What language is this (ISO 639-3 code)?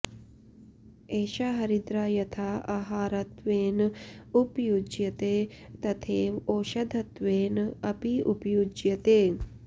san